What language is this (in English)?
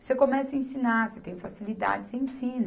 Portuguese